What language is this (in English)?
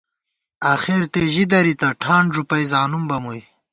Gawar-Bati